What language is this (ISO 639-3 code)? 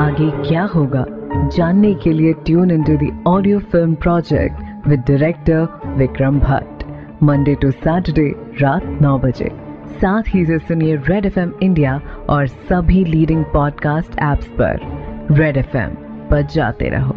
hin